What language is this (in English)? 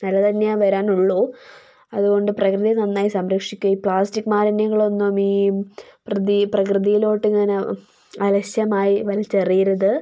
Malayalam